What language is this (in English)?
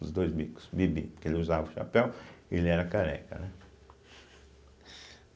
Portuguese